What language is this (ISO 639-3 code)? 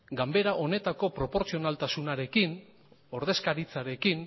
eus